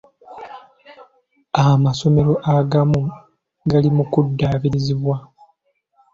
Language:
Ganda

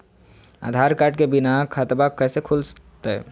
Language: Magahi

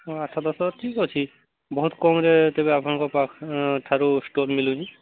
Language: Odia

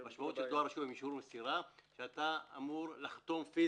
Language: Hebrew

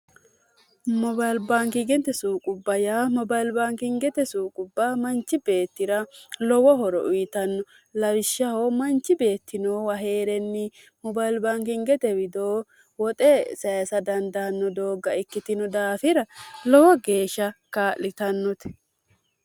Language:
Sidamo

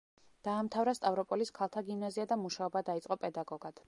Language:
Georgian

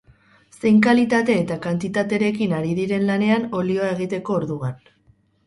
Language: Basque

